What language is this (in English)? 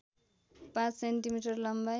Nepali